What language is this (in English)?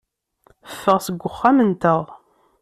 Kabyle